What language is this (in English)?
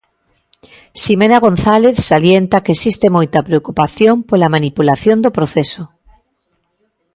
Galician